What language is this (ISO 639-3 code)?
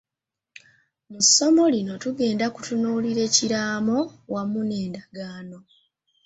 lug